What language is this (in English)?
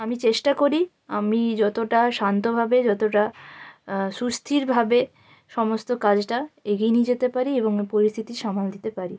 Bangla